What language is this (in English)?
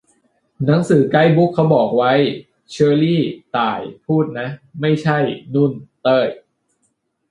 Thai